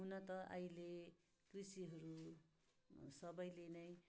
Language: Nepali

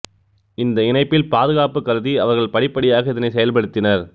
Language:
Tamil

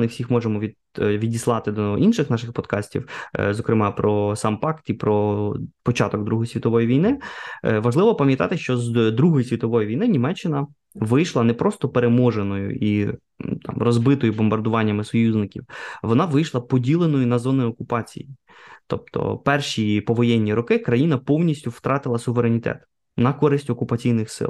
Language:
Ukrainian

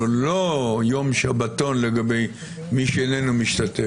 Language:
Hebrew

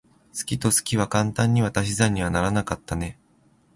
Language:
Japanese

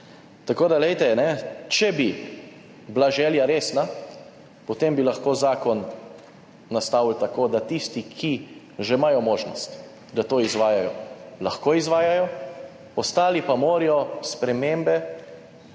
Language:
Slovenian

